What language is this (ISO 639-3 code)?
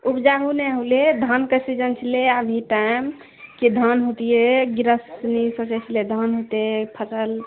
mai